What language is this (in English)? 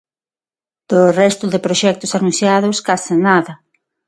Galician